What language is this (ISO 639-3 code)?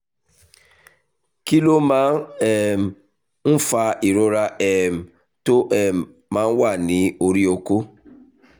yor